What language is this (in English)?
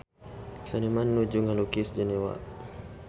Sundanese